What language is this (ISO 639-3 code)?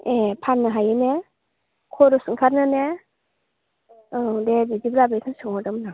brx